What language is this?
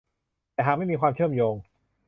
Thai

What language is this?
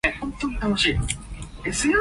Cantonese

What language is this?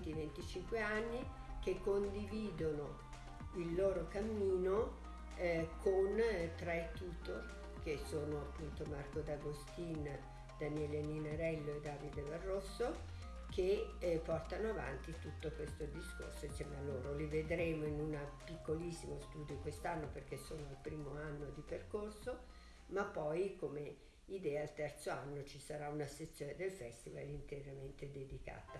Italian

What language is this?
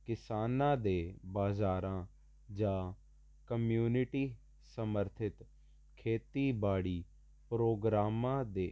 Punjabi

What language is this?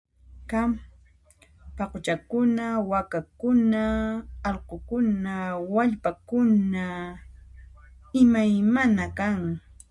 Puno Quechua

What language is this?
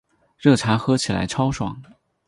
Chinese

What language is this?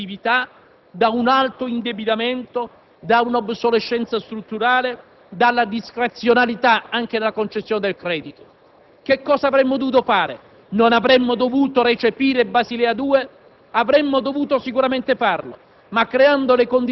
Italian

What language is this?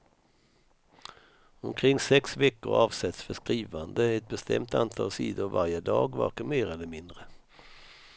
Swedish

